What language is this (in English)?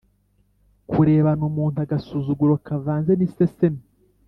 Kinyarwanda